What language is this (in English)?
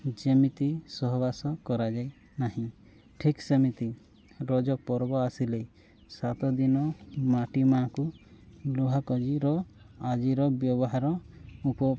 Odia